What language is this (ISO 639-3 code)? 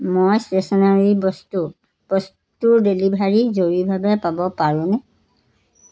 asm